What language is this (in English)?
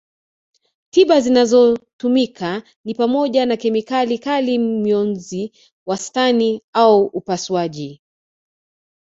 Swahili